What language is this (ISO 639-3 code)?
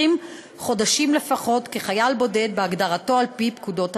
heb